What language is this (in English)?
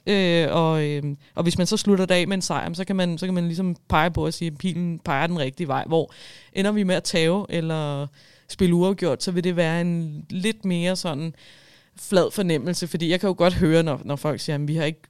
Danish